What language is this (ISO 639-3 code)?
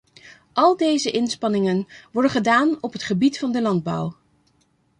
nld